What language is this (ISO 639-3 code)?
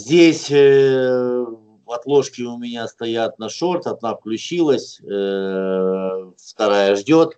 rus